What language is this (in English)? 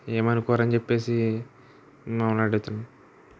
Telugu